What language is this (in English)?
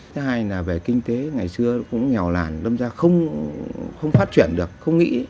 Vietnamese